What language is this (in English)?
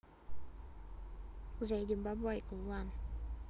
Russian